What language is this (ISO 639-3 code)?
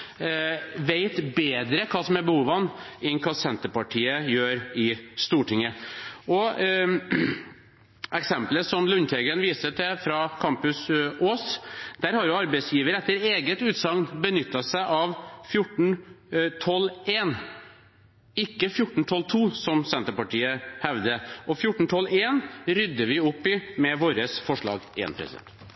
nob